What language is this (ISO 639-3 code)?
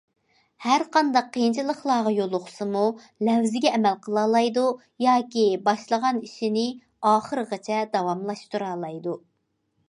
uig